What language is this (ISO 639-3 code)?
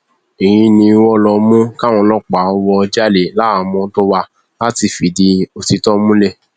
yor